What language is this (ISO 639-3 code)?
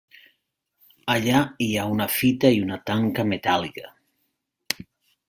cat